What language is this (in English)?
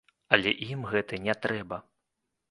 Belarusian